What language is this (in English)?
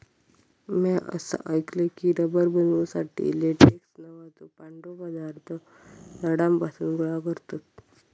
Marathi